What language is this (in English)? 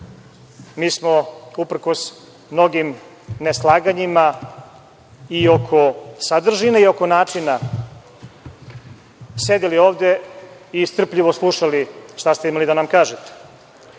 Serbian